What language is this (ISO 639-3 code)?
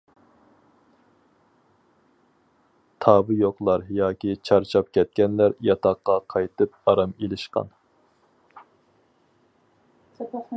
uig